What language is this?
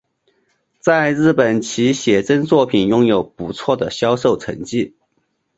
Chinese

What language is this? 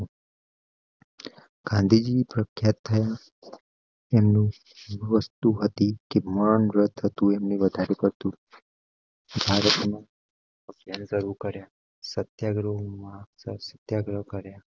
Gujarati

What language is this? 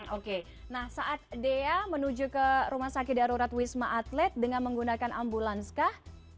Indonesian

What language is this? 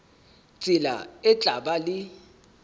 Southern Sotho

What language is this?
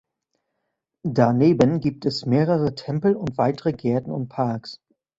German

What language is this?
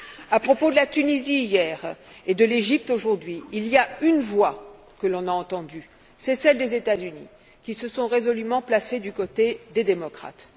French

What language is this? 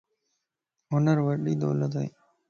Lasi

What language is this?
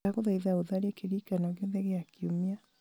Kikuyu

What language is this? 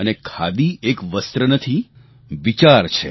Gujarati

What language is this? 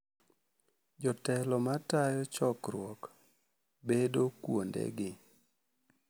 Luo (Kenya and Tanzania)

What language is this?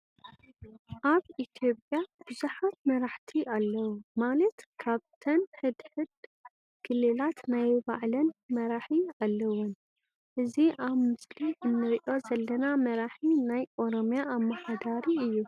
Tigrinya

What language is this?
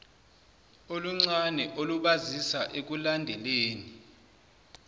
Zulu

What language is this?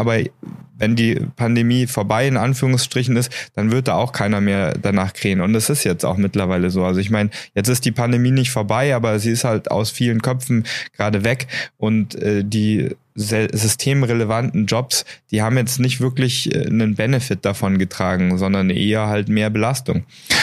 German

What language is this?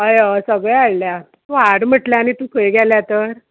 Konkani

